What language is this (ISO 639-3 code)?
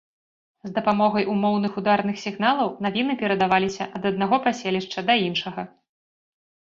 bel